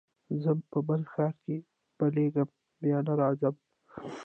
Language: Pashto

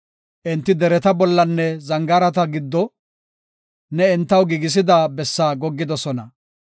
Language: Gofa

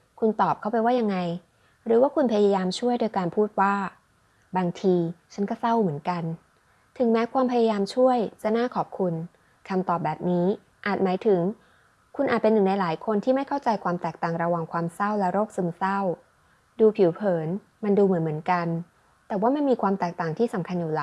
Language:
Thai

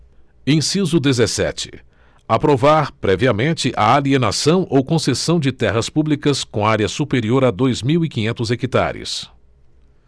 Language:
Portuguese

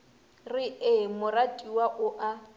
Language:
Northern Sotho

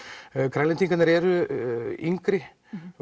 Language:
Icelandic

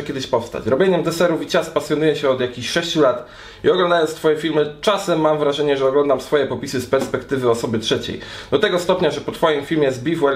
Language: Polish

